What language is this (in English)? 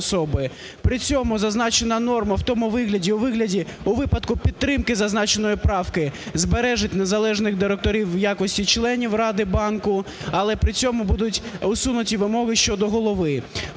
Ukrainian